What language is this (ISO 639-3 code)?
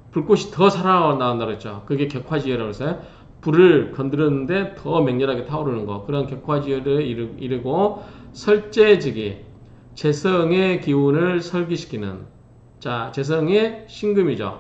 kor